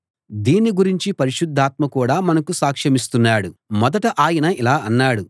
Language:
Telugu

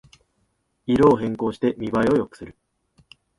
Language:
Japanese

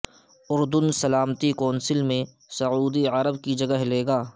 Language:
Urdu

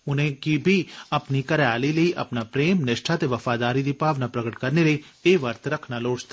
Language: Dogri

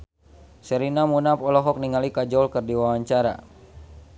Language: Sundanese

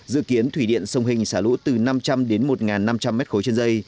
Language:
Vietnamese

